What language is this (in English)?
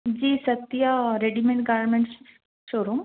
Urdu